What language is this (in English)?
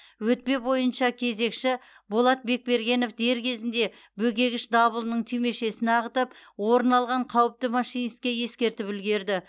Kazakh